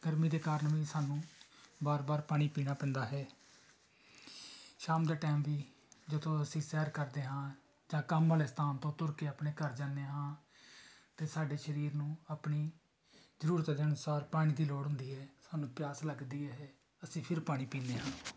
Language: Punjabi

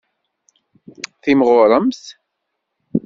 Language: Kabyle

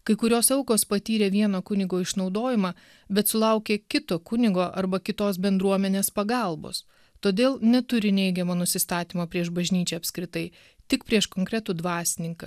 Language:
Lithuanian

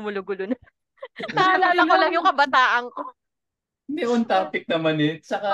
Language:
Filipino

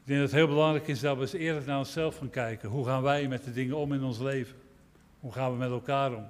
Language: Dutch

